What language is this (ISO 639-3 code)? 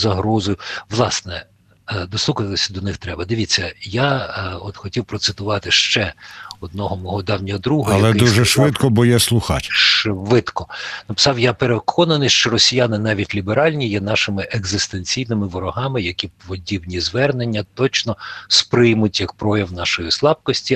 ukr